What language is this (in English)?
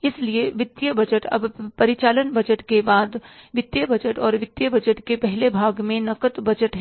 Hindi